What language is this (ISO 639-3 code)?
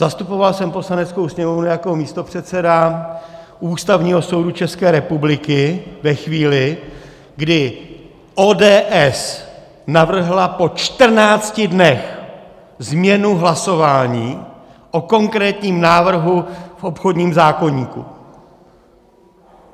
ces